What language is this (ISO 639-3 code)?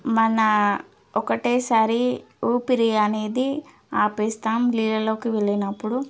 tel